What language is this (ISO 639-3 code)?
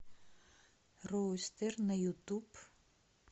rus